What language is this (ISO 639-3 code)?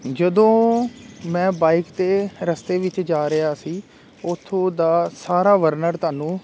pan